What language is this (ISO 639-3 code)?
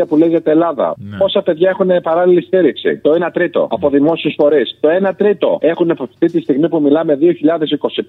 ell